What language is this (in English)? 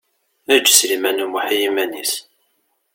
Kabyle